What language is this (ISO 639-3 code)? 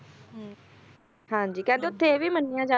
pan